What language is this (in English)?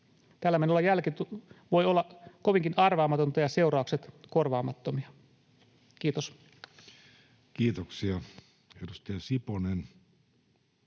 Finnish